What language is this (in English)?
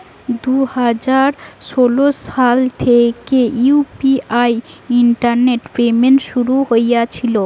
Bangla